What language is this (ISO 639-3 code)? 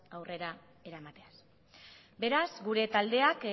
eus